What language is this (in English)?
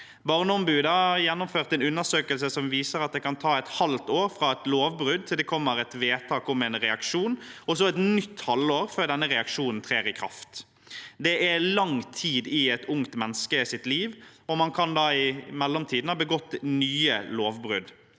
Norwegian